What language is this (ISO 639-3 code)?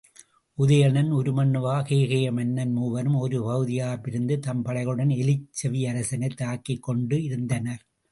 tam